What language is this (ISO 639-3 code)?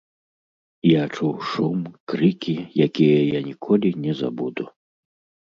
bel